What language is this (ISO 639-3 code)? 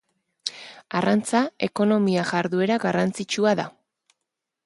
eus